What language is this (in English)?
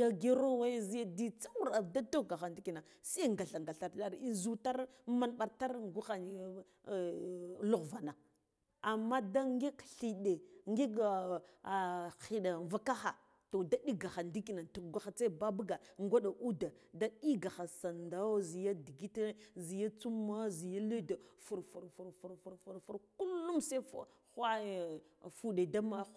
Guduf-Gava